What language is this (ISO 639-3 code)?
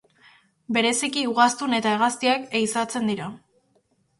eus